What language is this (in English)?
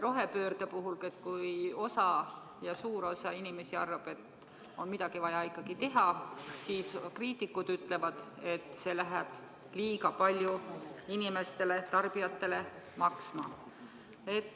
Estonian